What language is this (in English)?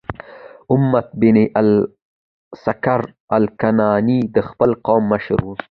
Pashto